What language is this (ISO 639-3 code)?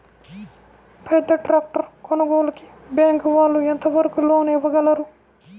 tel